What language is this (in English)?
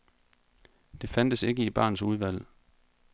Danish